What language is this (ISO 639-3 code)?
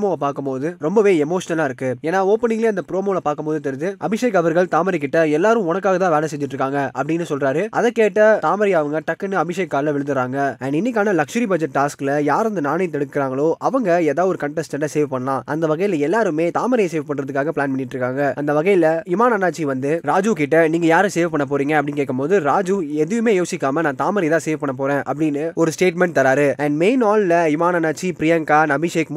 tam